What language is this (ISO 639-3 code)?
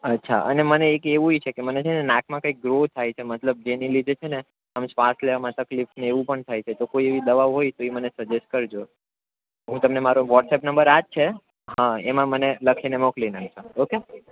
guj